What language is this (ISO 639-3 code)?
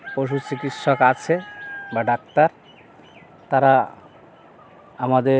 ben